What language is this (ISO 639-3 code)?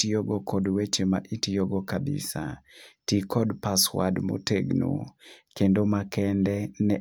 luo